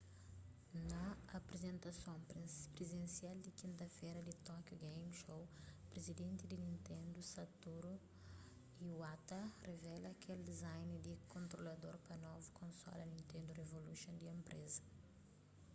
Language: Kabuverdianu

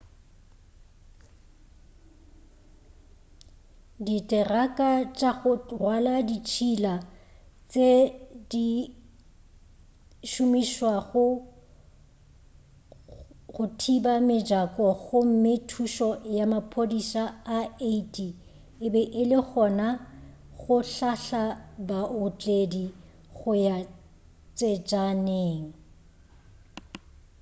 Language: Northern Sotho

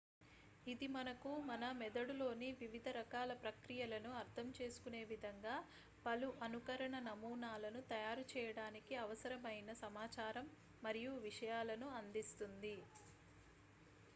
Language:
Telugu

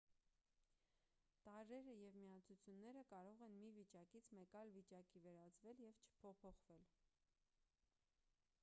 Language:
Armenian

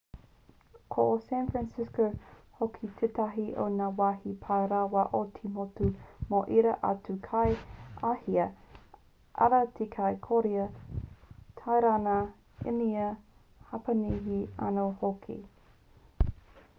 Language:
Māori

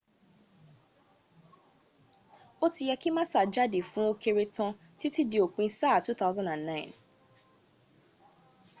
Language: Yoruba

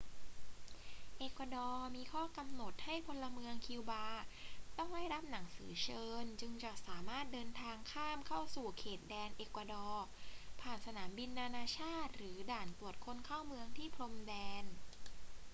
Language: Thai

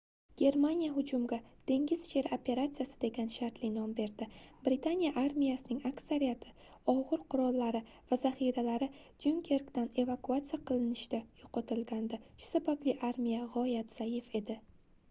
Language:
Uzbek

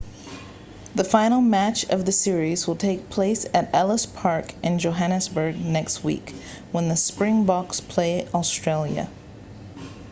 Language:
English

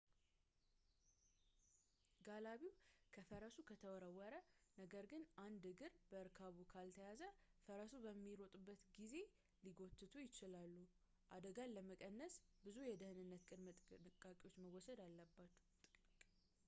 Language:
Amharic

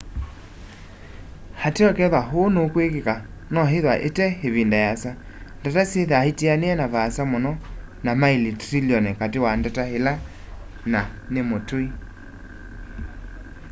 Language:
Kamba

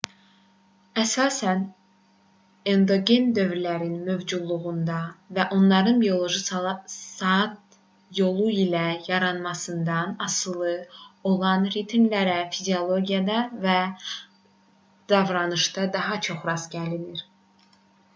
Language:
Azerbaijani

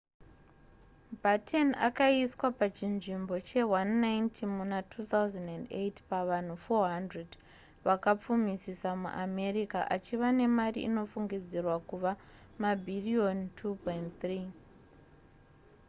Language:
Shona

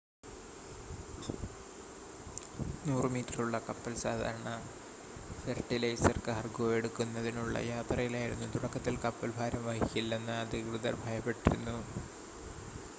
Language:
Malayalam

